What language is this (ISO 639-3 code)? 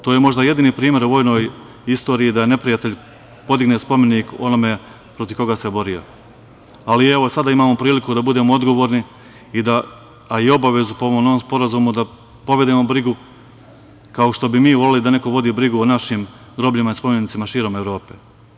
srp